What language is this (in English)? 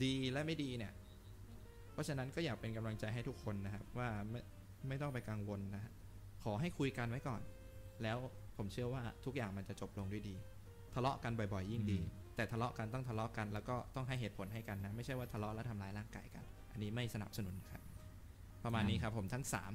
Thai